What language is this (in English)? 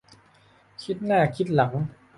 Thai